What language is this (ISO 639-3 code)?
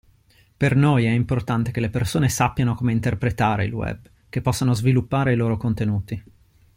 ita